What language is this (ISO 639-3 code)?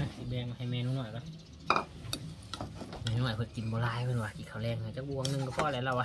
tha